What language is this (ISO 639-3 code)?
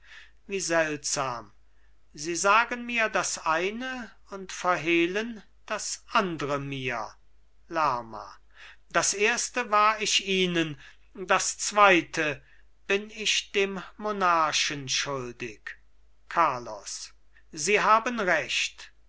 deu